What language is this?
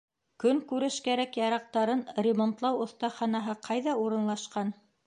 Bashkir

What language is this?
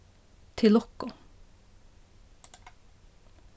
Faroese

